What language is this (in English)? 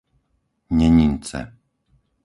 Slovak